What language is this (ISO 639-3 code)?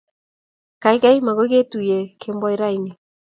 kln